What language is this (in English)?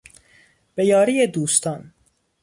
Persian